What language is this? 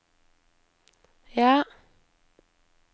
Norwegian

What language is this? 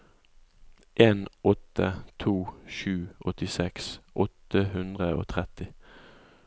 Norwegian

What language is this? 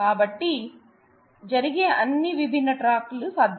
Telugu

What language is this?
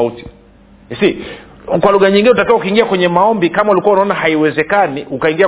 Swahili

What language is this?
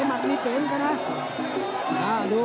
Thai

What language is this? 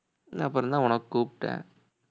Tamil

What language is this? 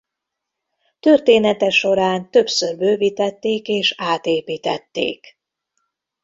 Hungarian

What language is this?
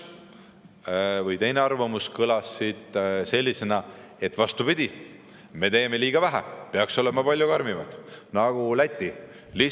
Estonian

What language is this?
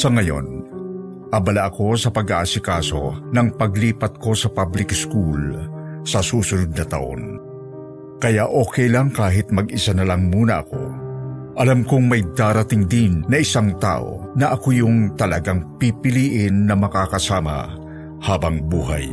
Filipino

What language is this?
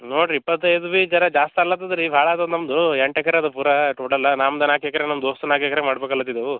Kannada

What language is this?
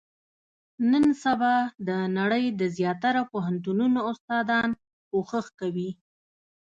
Pashto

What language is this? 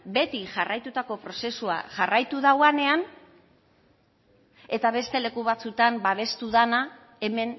Basque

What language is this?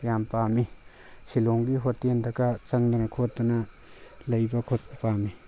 Manipuri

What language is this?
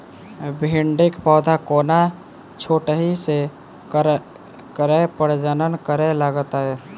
Maithili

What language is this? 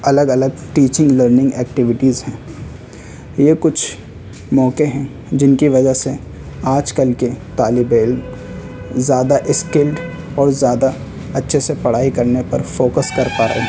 Urdu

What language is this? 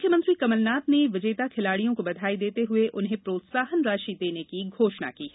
Hindi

